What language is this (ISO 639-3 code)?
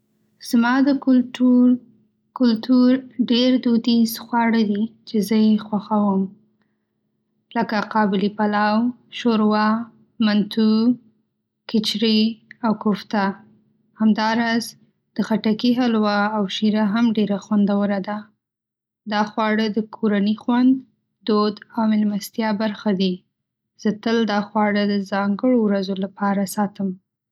pus